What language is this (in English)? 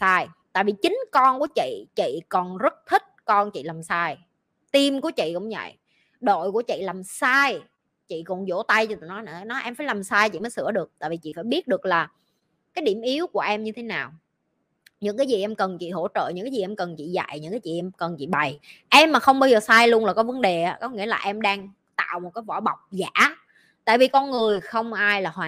Vietnamese